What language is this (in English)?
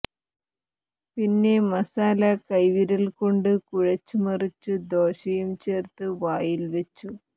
Malayalam